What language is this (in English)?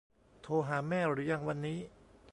Thai